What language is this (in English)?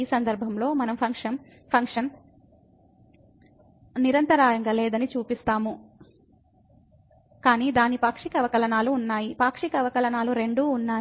Telugu